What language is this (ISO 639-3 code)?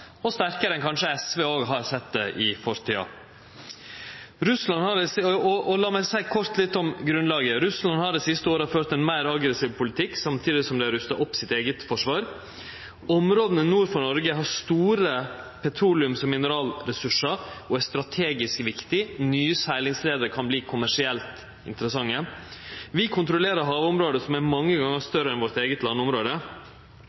nno